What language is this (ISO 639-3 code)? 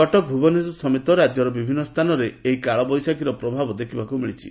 ori